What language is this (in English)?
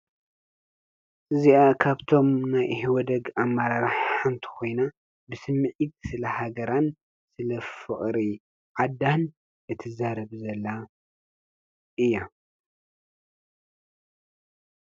Tigrinya